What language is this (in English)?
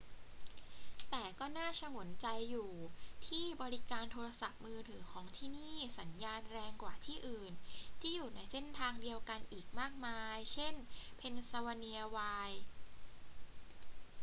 Thai